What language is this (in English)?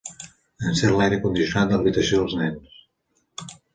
Catalan